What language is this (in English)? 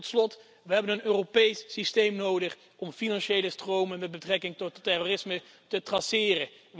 Dutch